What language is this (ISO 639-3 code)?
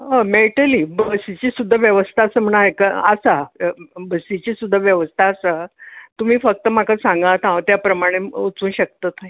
kok